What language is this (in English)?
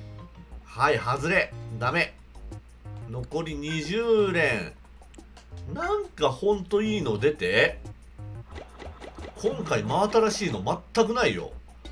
Japanese